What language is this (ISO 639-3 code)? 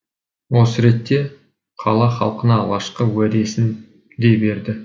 kaz